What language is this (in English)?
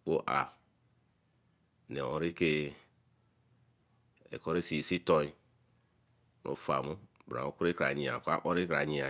Eleme